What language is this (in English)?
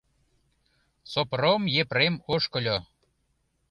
Mari